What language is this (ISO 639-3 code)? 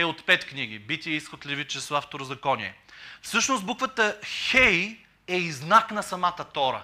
bul